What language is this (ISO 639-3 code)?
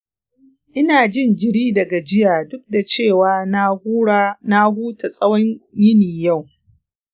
hau